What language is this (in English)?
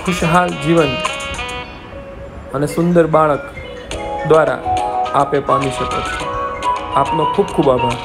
Hindi